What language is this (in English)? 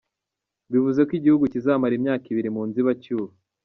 Kinyarwanda